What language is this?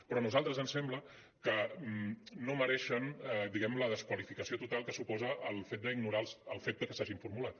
Catalan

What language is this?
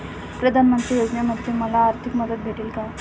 Marathi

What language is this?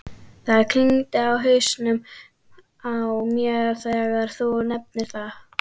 Icelandic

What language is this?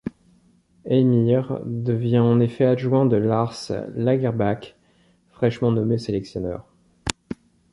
French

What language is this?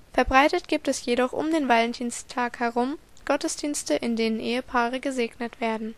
German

